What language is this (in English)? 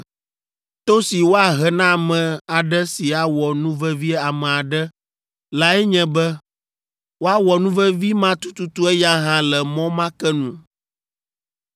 Ewe